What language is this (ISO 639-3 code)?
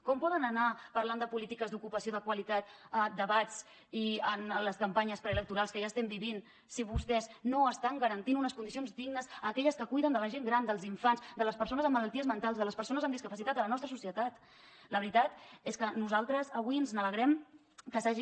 cat